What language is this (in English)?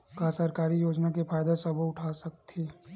Chhattisgarhi